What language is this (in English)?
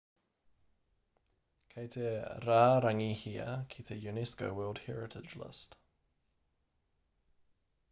Māori